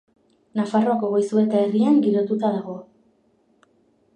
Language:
Basque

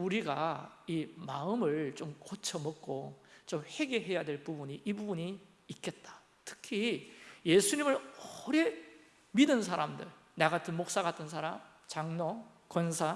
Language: Korean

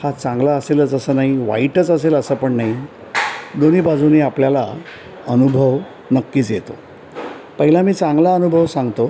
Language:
Marathi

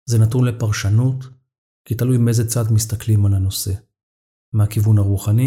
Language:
Hebrew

